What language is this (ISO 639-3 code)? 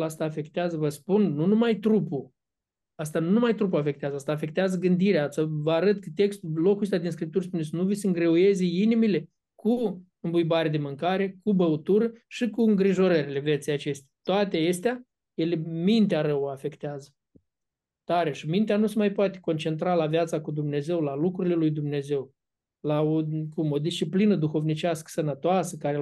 ron